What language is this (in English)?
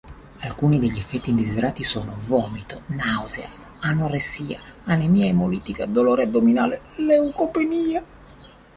Italian